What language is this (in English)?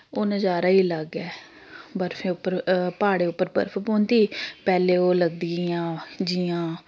Dogri